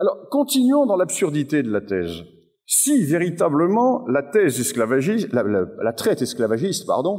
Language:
French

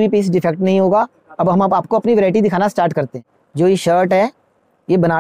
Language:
Hindi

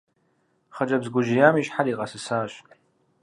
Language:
Kabardian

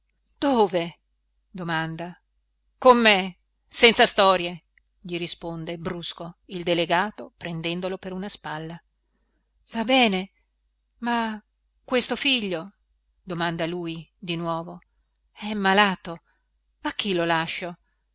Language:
Italian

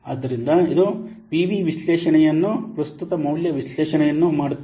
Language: Kannada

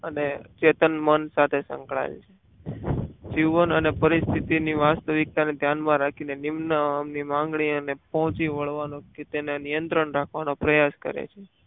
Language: Gujarati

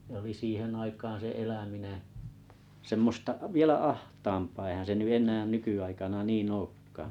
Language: Finnish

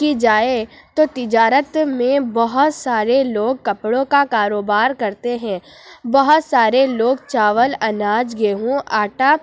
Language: Urdu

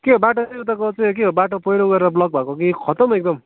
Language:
Nepali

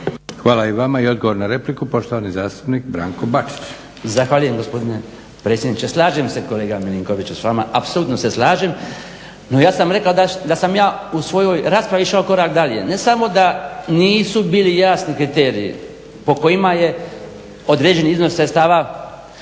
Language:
Croatian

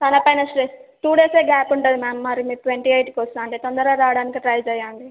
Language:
Telugu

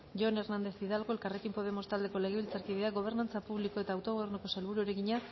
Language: Basque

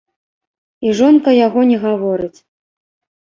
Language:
Belarusian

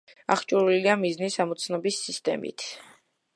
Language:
Georgian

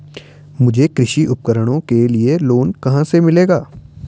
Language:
Hindi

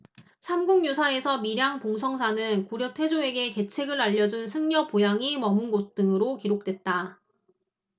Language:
Korean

